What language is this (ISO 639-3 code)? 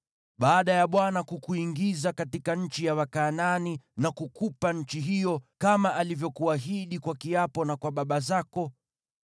swa